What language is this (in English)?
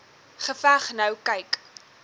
Afrikaans